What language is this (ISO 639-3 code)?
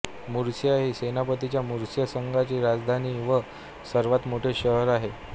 mar